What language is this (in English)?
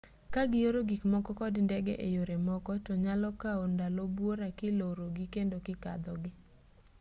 Luo (Kenya and Tanzania)